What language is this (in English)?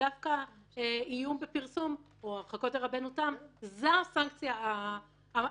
Hebrew